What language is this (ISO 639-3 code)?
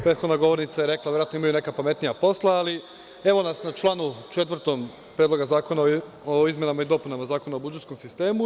srp